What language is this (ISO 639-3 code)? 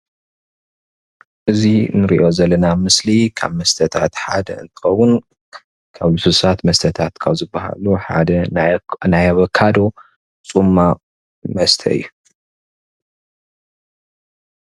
tir